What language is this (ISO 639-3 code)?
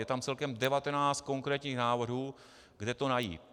ces